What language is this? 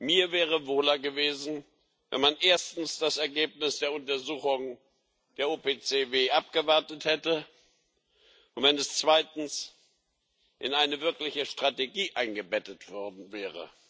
German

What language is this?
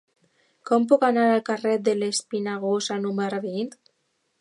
Catalan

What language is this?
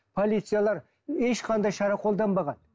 Kazakh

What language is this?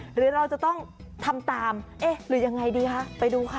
Thai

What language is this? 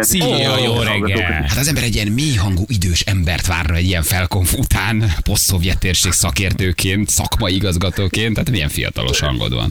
Hungarian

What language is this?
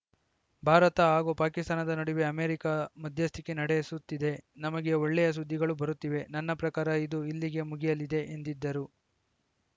Kannada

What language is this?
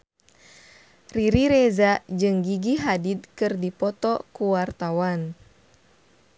Sundanese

